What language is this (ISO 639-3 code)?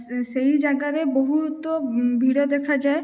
ori